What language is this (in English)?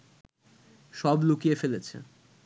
Bangla